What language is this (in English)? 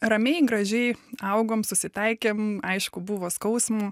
Lithuanian